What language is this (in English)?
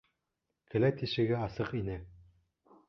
Bashkir